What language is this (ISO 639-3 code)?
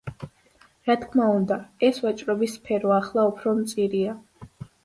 kat